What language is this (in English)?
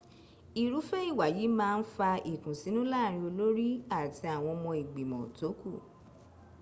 Yoruba